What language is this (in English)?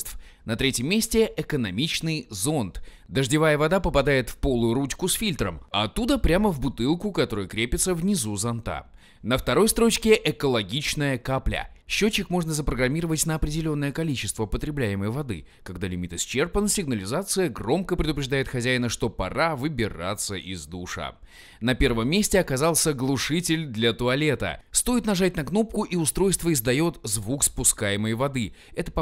Russian